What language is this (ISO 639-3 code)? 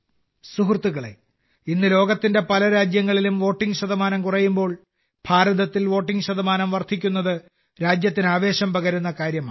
mal